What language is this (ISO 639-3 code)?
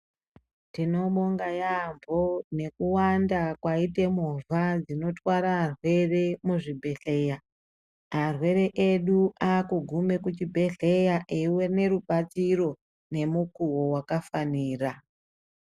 ndc